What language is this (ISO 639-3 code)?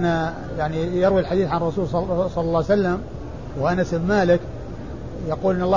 ara